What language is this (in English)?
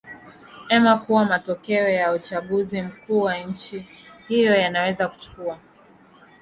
Swahili